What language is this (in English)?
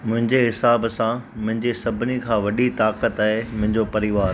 Sindhi